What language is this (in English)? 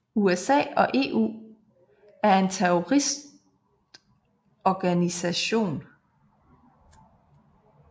Danish